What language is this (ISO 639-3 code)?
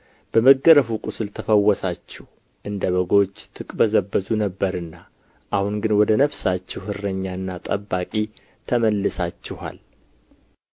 amh